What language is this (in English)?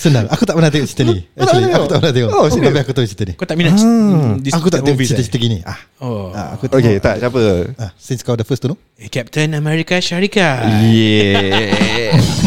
Malay